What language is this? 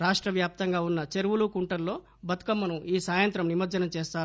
Telugu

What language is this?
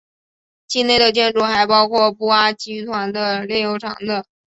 Chinese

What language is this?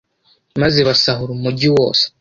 Kinyarwanda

